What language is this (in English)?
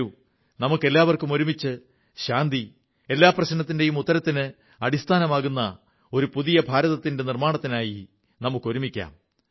Malayalam